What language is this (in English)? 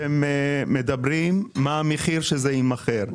Hebrew